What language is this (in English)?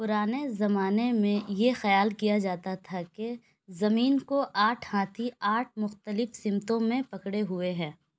Urdu